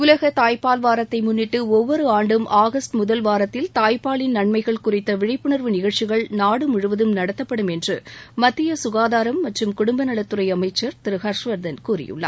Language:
Tamil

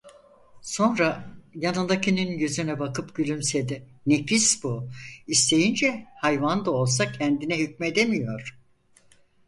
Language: Turkish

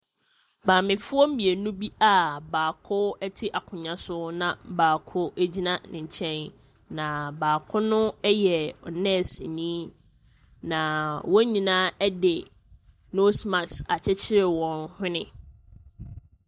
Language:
Akan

